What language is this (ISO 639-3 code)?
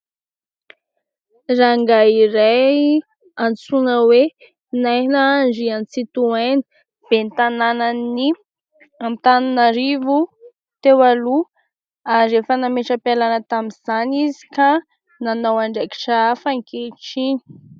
mlg